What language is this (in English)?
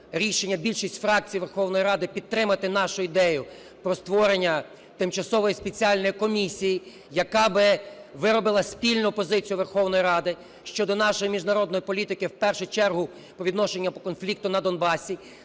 Ukrainian